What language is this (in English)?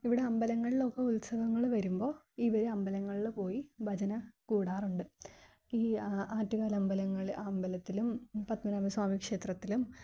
Malayalam